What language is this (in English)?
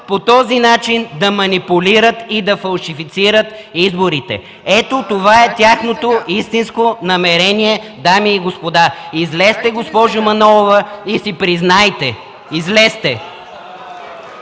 Bulgarian